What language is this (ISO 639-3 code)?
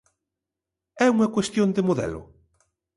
glg